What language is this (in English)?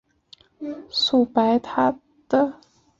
Chinese